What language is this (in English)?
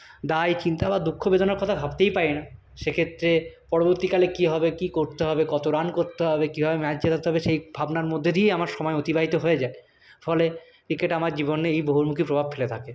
Bangla